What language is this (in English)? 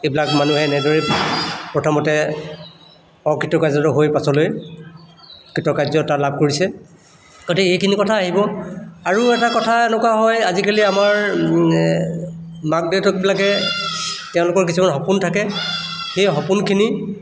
Assamese